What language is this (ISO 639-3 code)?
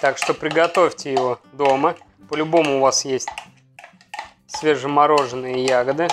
rus